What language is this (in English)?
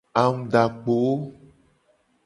Gen